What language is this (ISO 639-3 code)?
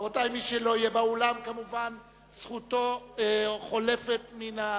heb